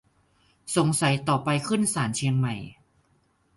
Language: Thai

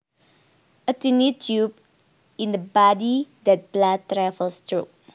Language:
Javanese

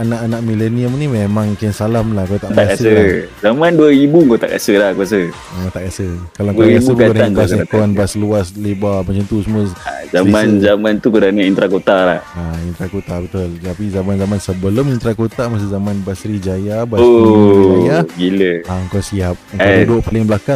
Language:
Malay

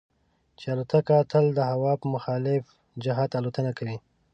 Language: Pashto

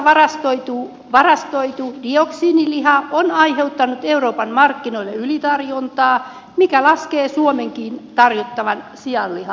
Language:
Finnish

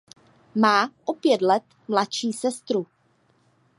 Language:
Czech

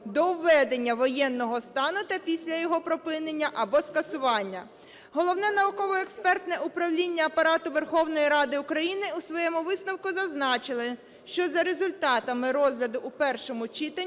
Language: Ukrainian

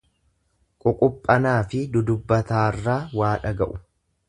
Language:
Oromo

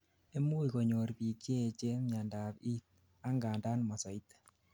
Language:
Kalenjin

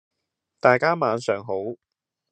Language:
Cantonese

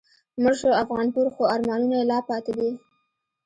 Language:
Pashto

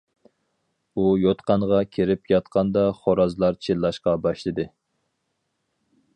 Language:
Uyghur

